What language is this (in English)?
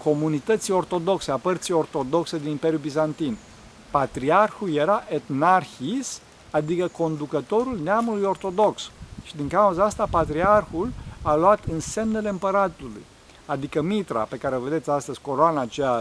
Romanian